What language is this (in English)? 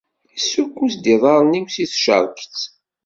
Kabyle